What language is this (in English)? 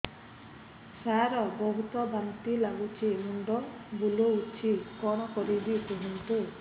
Odia